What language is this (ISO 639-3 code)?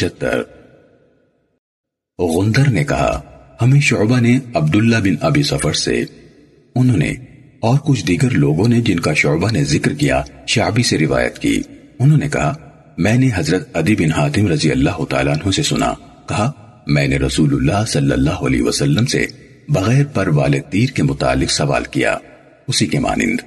urd